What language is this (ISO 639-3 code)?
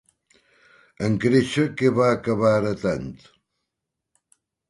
cat